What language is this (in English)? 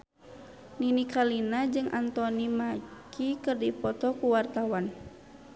Sundanese